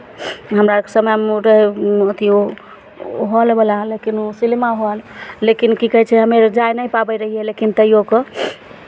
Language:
Maithili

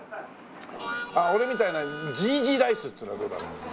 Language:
Japanese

